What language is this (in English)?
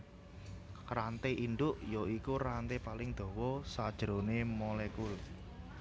Javanese